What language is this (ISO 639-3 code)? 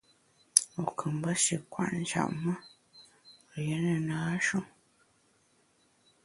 bax